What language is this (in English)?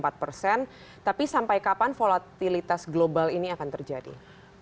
Indonesian